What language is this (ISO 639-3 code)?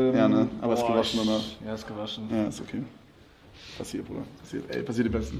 deu